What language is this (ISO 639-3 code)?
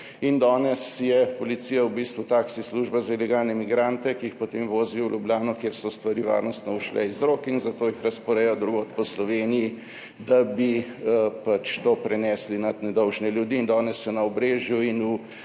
slv